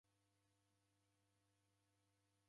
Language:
Taita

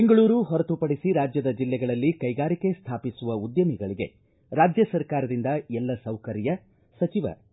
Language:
Kannada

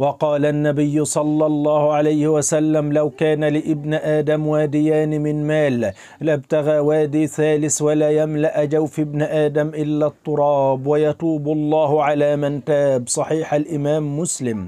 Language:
Arabic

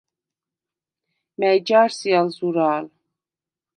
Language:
Svan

